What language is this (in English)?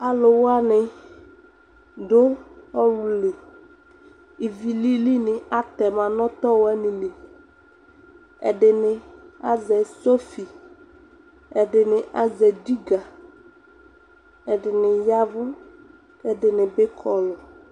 Ikposo